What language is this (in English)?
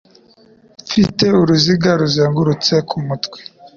Kinyarwanda